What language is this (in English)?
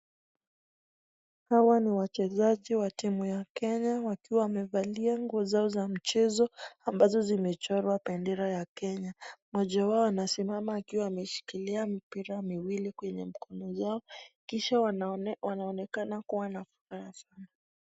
Swahili